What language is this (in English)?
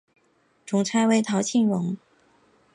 Chinese